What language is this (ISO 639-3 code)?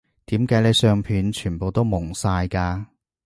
yue